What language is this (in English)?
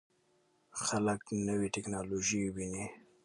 Pashto